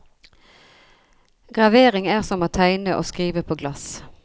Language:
Norwegian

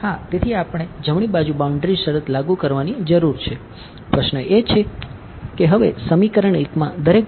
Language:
Gujarati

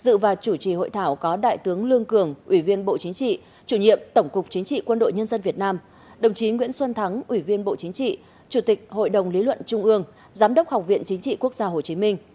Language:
Vietnamese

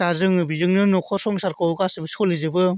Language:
Bodo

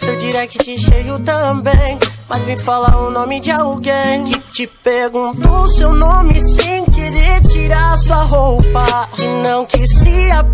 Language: Portuguese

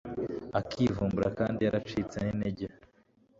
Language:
Kinyarwanda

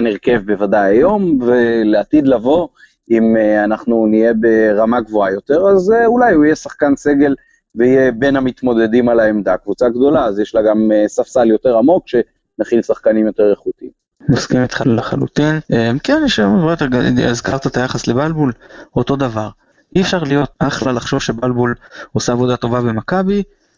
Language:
Hebrew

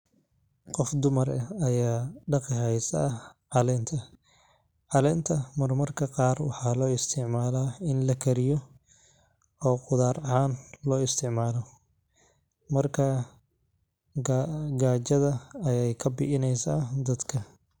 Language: Somali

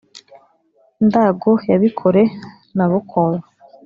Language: Kinyarwanda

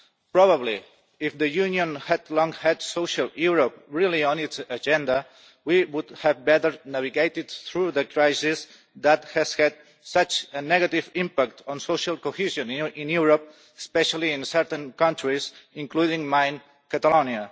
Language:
English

